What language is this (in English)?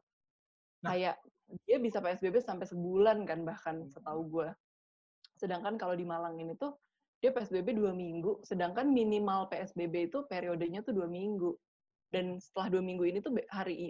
Indonesian